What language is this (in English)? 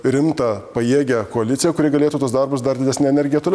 Lithuanian